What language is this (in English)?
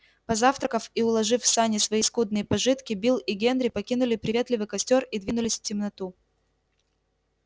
Russian